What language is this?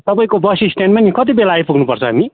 Nepali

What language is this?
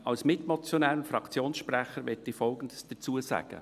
Swiss German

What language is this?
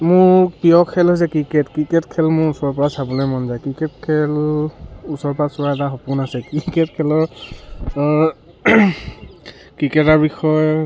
Assamese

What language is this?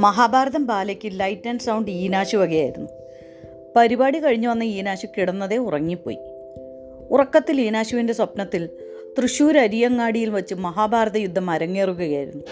Malayalam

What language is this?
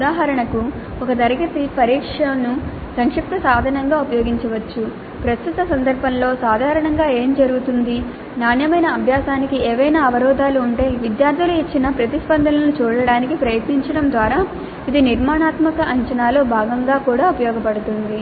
Telugu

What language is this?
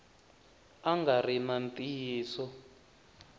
Tsonga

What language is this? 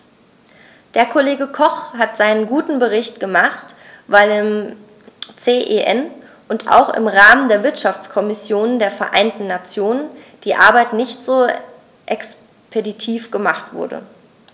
German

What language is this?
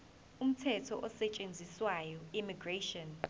Zulu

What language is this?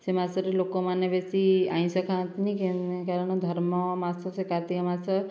Odia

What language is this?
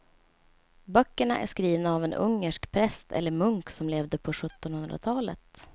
Swedish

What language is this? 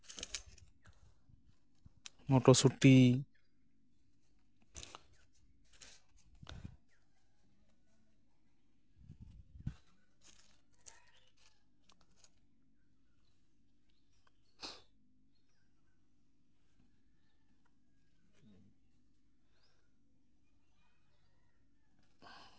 Santali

